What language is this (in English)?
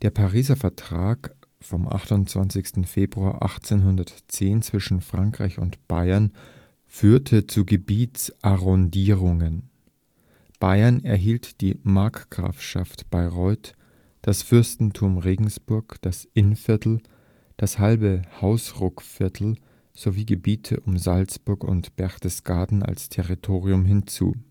German